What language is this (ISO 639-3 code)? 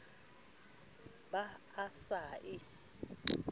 sot